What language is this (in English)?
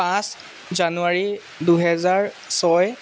Assamese